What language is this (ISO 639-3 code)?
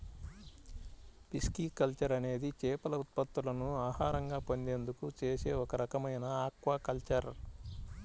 tel